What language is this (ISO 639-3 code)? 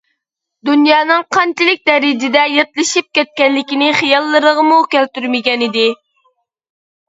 uig